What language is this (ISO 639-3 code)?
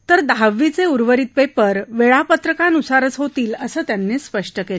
mar